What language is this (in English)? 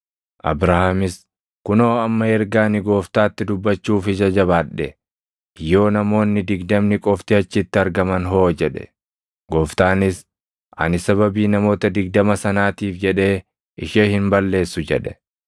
Oromo